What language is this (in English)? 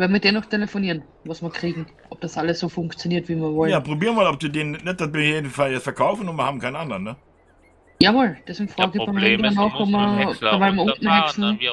German